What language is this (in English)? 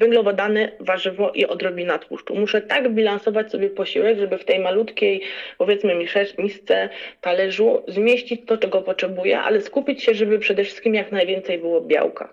Polish